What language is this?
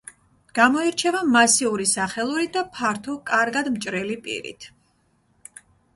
Georgian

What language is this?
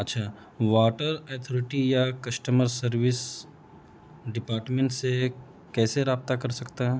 Urdu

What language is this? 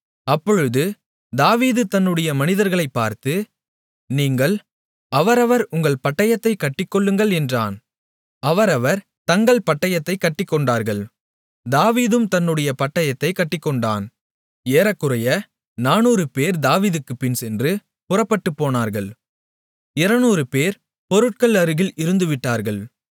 Tamil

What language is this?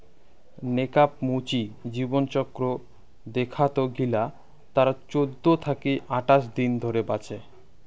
Bangla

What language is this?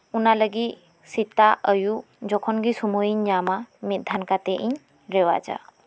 Santali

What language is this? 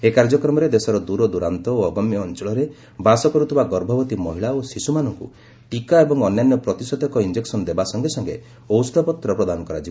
Odia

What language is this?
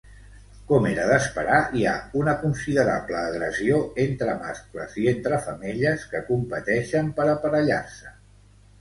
Catalan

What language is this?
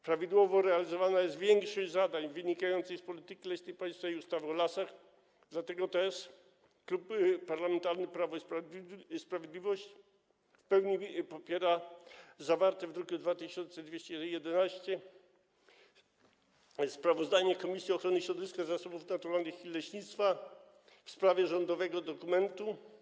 Polish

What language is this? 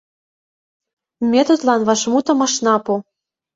Mari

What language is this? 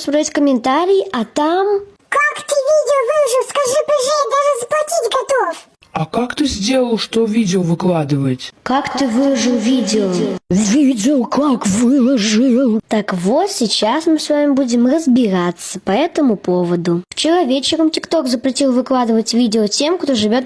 Russian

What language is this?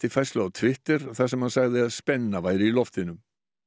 Icelandic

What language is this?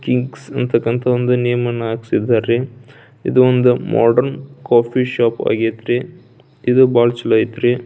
Kannada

